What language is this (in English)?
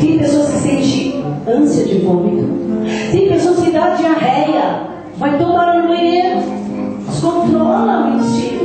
Portuguese